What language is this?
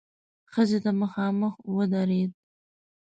Pashto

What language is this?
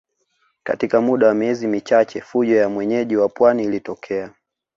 Swahili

